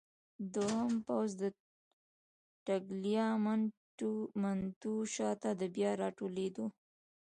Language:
Pashto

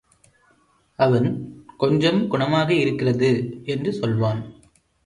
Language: Tamil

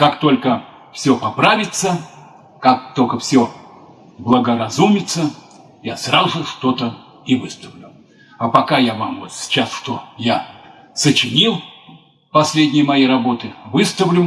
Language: Russian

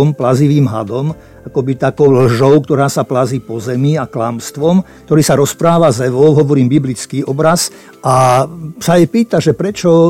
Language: Slovak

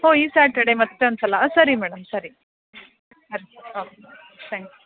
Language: Kannada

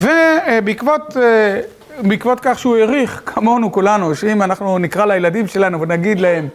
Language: Hebrew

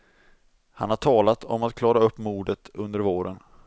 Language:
Swedish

